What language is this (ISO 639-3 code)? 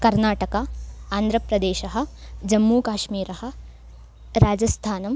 san